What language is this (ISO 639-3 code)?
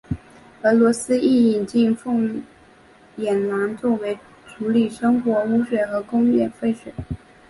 zho